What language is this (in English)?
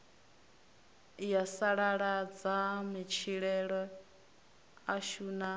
Venda